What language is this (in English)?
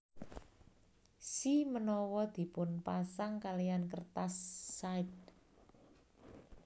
Javanese